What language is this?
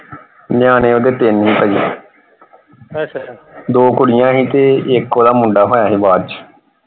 Punjabi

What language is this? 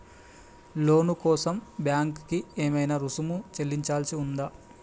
Telugu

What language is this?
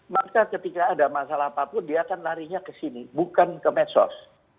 Indonesian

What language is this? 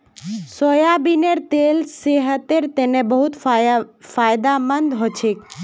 Magahi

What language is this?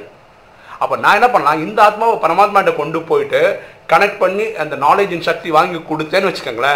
Tamil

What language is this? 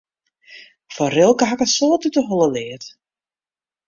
Western Frisian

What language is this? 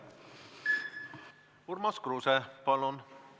Estonian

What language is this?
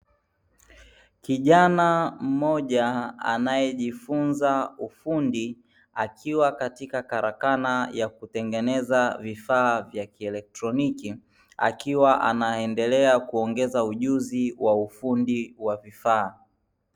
Swahili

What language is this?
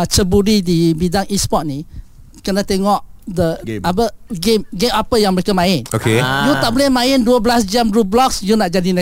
Malay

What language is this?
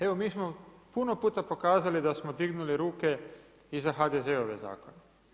Croatian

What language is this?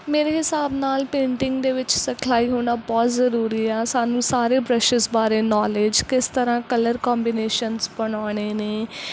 Punjabi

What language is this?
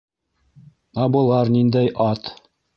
Bashkir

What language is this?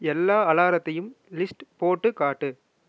Tamil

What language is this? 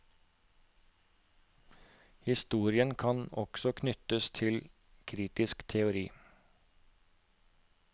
Norwegian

